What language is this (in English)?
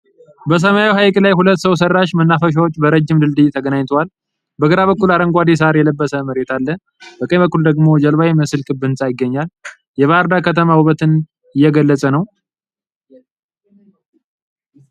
Amharic